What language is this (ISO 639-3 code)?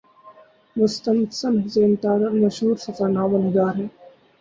urd